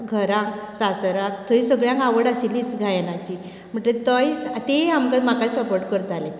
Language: Konkani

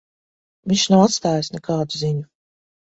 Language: Latvian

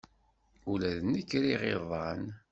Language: Kabyle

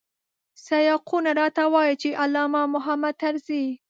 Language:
Pashto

